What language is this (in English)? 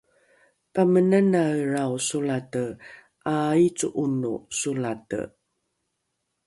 Rukai